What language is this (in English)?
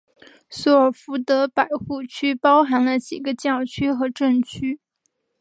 Chinese